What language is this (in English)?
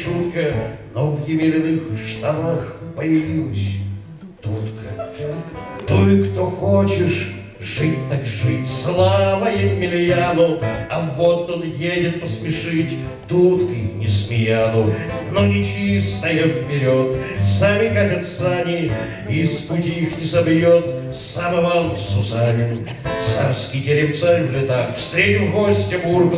Russian